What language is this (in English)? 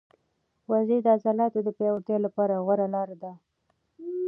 Pashto